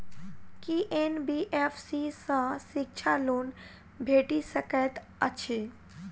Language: Maithili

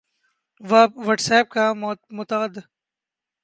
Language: Urdu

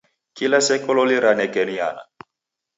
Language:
Taita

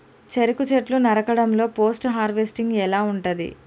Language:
Telugu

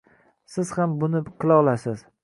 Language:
Uzbek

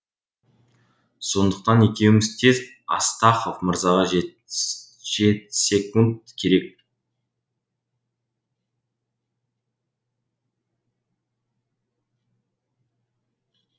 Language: Kazakh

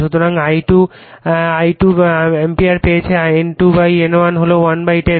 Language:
Bangla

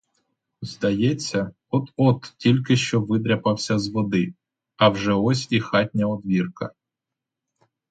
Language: Ukrainian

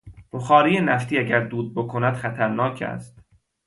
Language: Persian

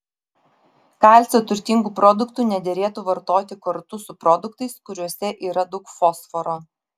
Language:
Lithuanian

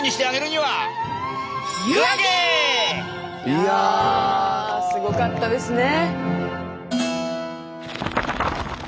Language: Japanese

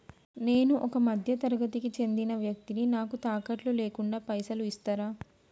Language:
Telugu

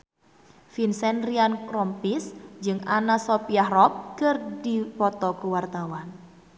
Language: Sundanese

